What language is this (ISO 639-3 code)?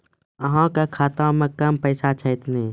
mai